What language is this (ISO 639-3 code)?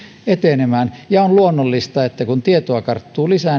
fin